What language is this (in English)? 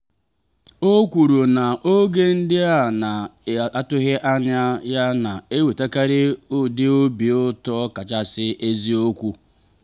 Igbo